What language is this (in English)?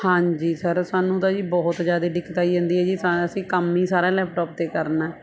Punjabi